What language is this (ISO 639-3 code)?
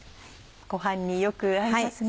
jpn